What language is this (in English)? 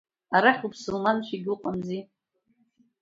Abkhazian